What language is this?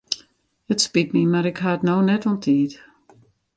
Western Frisian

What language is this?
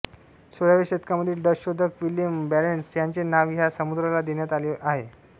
Marathi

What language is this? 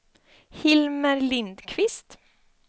Swedish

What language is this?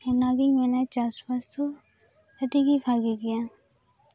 Santali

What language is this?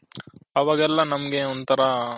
Kannada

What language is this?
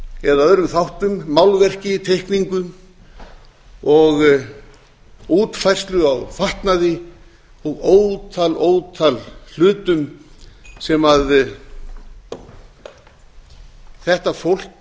Icelandic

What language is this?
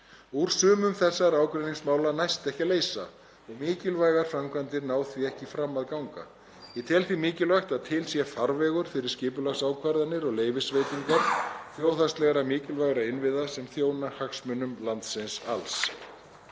Icelandic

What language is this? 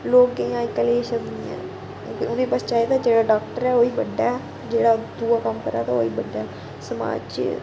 Dogri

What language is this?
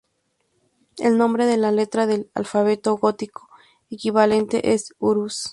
Spanish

